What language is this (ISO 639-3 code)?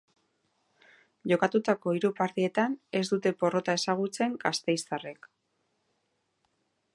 eus